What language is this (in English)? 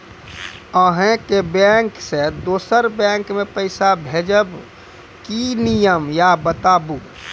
Maithili